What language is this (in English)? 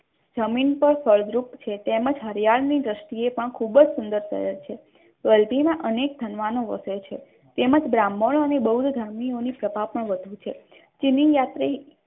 Gujarati